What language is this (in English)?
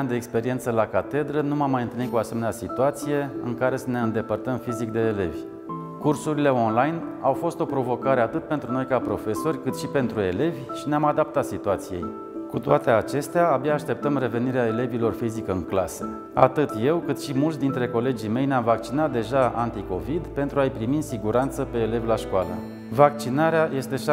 Romanian